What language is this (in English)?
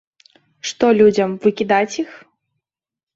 Belarusian